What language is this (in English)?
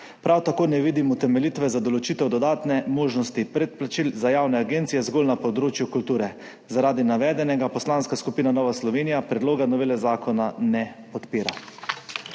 Slovenian